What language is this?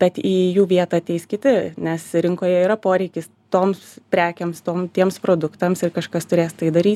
Lithuanian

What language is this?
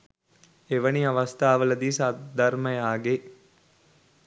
Sinhala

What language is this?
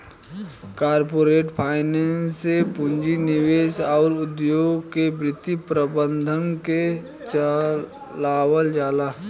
Bhojpuri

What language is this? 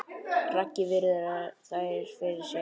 Icelandic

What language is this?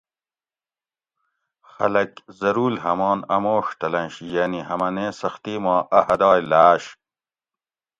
Gawri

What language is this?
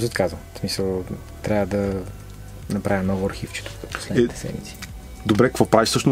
Bulgarian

